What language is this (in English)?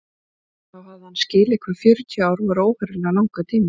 Icelandic